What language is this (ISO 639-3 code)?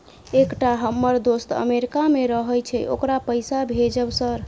mai